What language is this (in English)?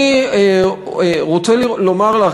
Hebrew